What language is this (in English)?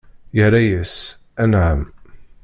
Kabyle